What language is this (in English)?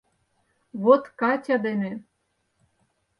Mari